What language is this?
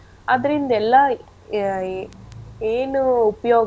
Kannada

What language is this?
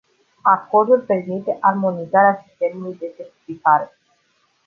Romanian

